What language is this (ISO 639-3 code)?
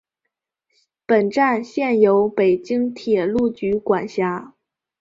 zho